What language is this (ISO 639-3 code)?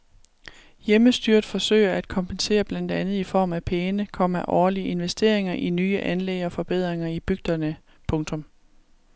dan